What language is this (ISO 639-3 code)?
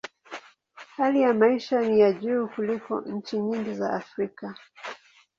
swa